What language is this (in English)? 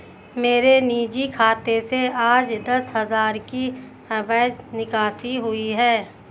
Hindi